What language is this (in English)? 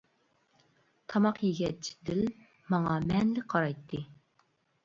Uyghur